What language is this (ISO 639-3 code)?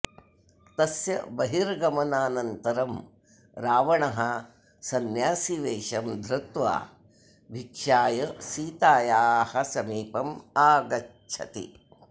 san